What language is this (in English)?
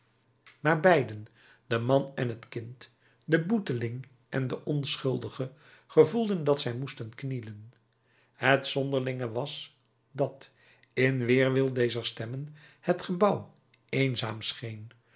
Dutch